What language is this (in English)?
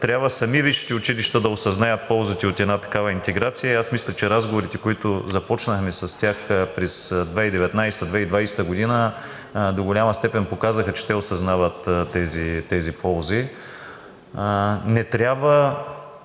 Bulgarian